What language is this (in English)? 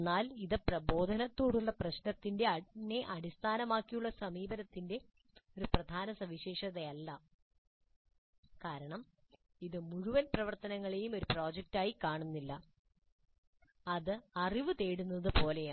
Malayalam